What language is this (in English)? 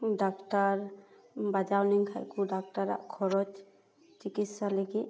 Santali